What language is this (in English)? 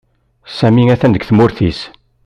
Kabyle